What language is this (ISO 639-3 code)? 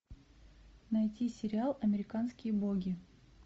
rus